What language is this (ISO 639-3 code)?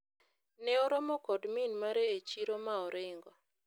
luo